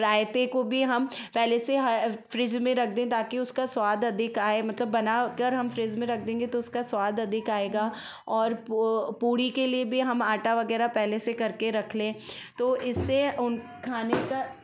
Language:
Hindi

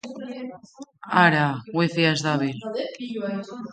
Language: Basque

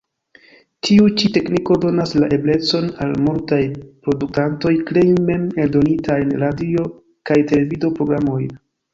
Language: Esperanto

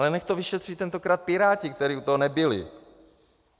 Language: Czech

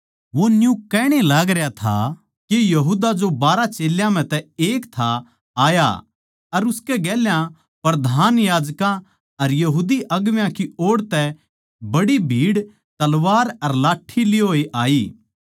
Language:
Haryanvi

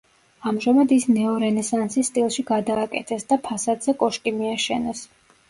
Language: Georgian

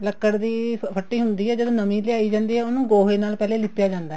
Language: Punjabi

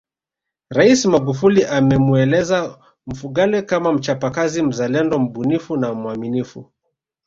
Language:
Swahili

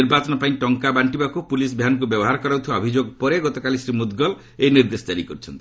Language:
Odia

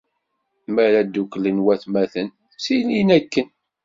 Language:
Kabyle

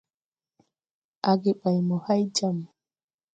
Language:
Tupuri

